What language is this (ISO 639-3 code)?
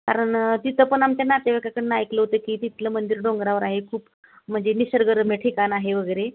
mar